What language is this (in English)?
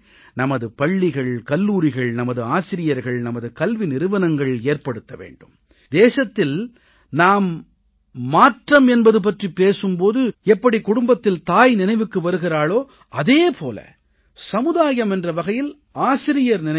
Tamil